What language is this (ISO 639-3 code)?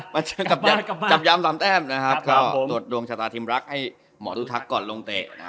tha